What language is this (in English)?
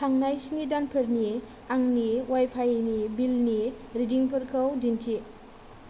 Bodo